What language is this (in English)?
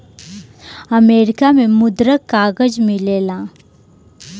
Bhojpuri